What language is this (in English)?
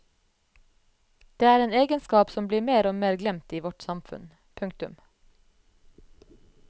Norwegian